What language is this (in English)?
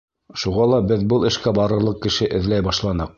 Bashkir